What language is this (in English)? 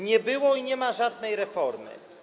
Polish